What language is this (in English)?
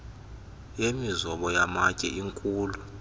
Xhosa